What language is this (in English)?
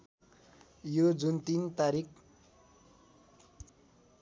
Nepali